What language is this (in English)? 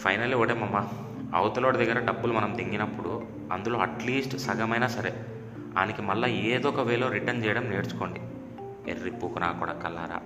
Telugu